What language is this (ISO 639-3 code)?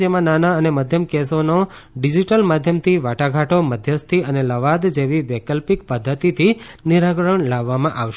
guj